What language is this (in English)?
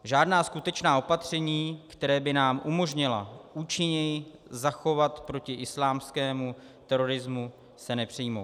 Czech